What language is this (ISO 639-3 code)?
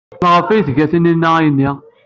kab